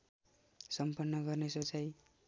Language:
Nepali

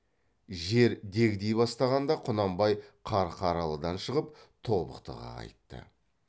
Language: Kazakh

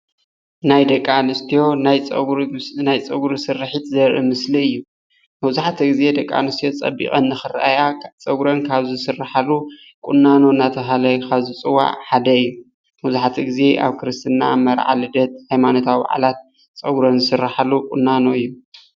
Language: Tigrinya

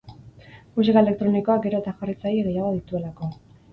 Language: Basque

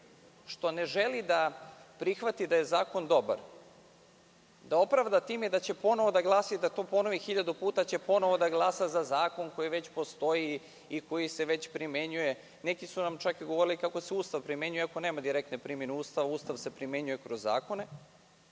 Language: Serbian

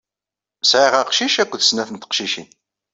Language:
Kabyle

